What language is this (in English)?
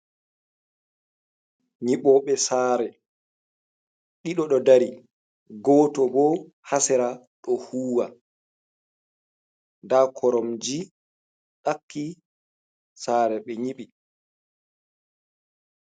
Fula